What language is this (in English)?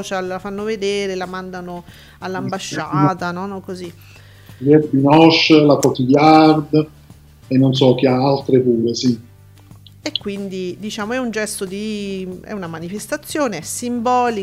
Italian